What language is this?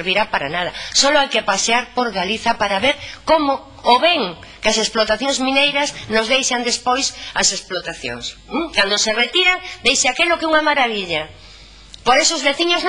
Spanish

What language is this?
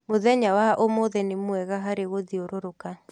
Kikuyu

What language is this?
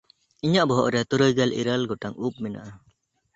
Santali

